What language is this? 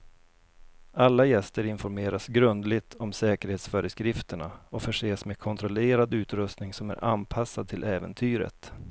Swedish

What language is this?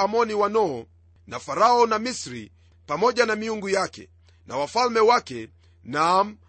Swahili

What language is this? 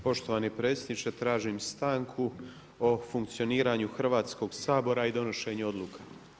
Croatian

